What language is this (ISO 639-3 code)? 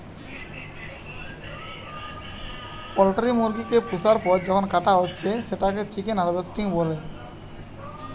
ben